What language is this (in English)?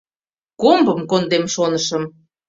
Mari